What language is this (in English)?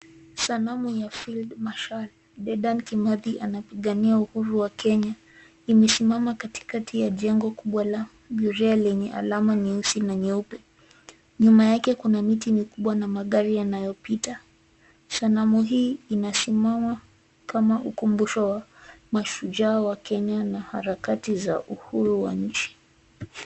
Swahili